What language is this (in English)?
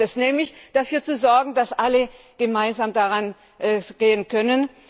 German